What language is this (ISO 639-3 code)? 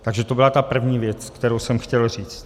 ces